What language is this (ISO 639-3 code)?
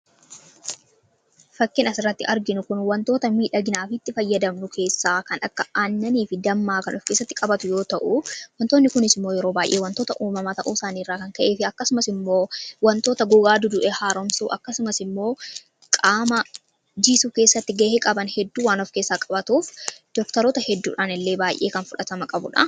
orm